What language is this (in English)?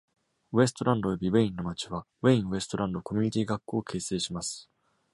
Japanese